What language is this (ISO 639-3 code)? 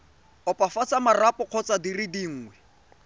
tsn